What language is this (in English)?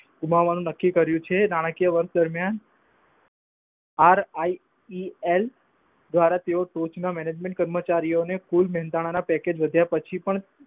Gujarati